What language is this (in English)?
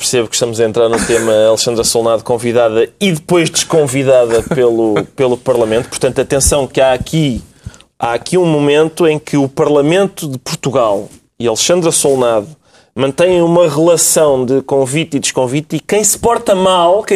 Portuguese